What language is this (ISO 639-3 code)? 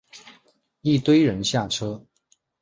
zho